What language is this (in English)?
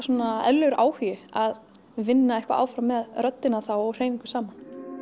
Icelandic